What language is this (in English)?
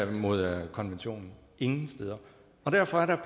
Danish